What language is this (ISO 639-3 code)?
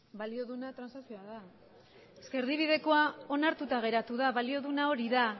eus